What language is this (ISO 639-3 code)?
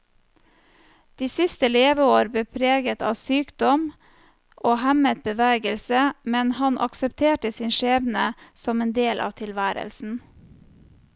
nor